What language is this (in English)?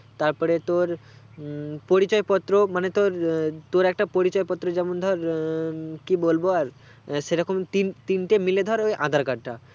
Bangla